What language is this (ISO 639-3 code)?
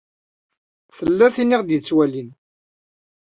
kab